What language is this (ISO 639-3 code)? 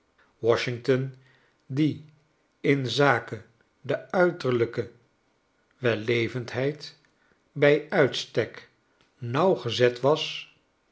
nld